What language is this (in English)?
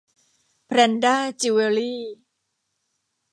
Thai